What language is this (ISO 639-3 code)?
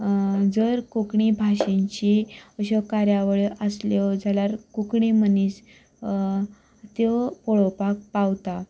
kok